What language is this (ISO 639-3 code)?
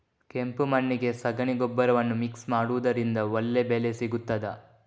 kan